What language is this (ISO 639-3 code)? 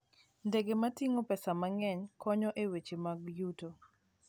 luo